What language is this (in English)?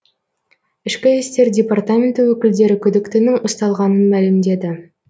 Kazakh